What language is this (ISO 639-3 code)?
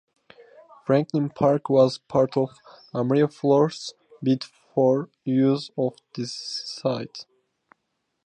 eng